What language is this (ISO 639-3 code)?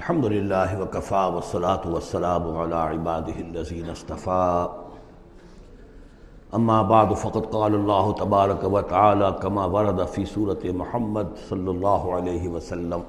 urd